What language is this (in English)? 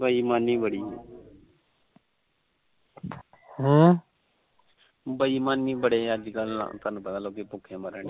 Punjabi